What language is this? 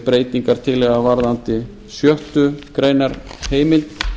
Icelandic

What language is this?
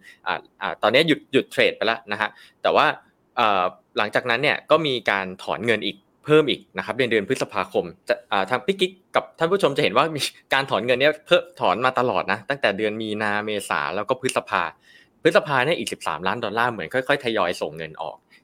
Thai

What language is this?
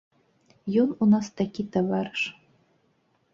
Belarusian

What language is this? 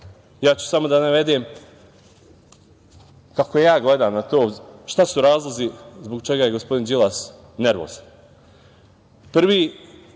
Serbian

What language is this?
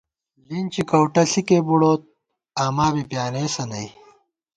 Gawar-Bati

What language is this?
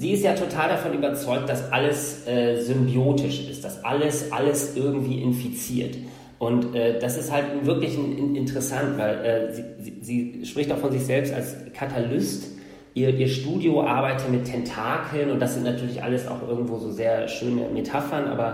German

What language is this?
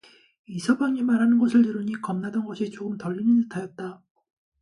Korean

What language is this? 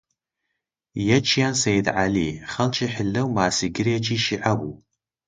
Central Kurdish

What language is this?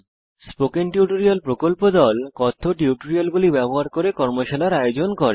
Bangla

